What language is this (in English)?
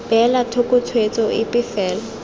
Tswana